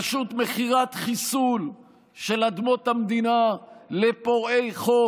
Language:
Hebrew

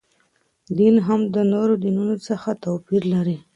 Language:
Pashto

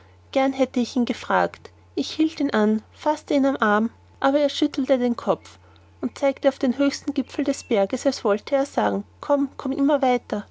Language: German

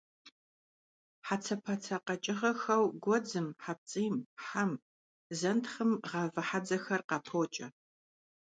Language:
Kabardian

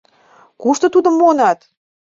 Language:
Mari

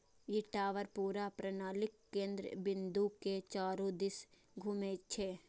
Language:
Maithili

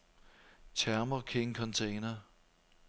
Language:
Danish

